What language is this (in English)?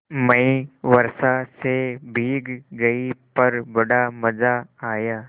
Hindi